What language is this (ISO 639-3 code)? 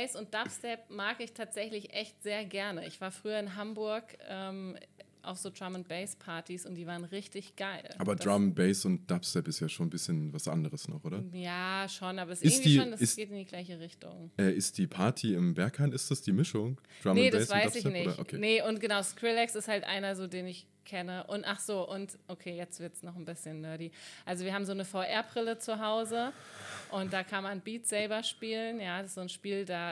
deu